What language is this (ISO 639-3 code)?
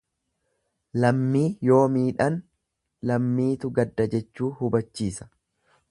orm